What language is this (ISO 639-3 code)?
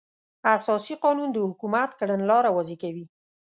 pus